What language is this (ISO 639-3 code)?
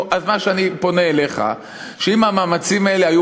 heb